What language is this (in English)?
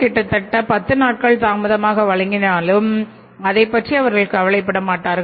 Tamil